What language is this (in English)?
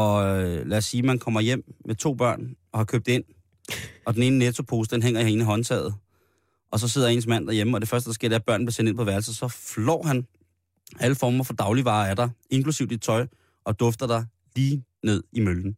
Danish